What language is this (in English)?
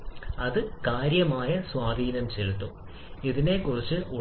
Malayalam